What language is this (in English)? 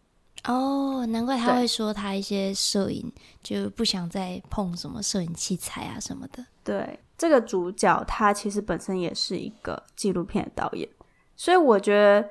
Chinese